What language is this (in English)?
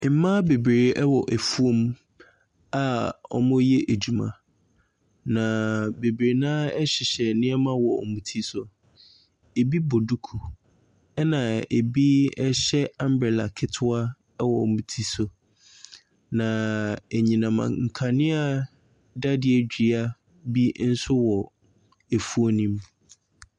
Akan